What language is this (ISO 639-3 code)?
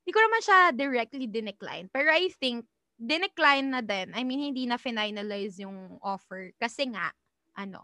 fil